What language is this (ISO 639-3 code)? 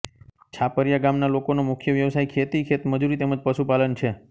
guj